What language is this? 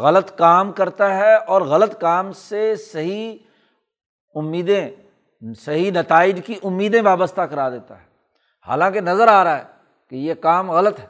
Urdu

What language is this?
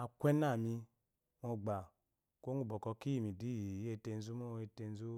Eloyi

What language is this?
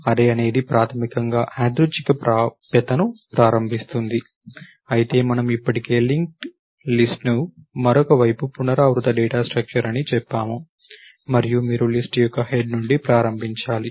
Telugu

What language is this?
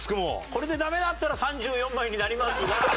Japanese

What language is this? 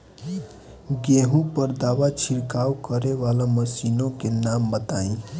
Bhojpuri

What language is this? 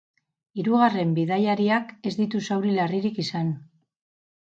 Basque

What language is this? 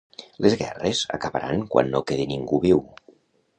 Catalan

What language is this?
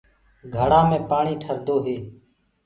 Gurgula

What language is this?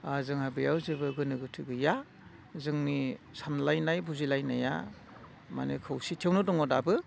Bodo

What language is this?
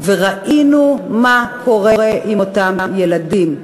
Hebrew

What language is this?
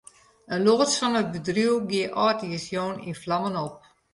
Western Frisian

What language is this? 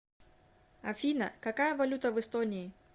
Russian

